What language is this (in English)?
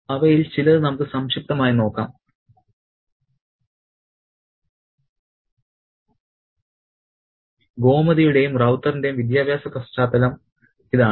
Malayalam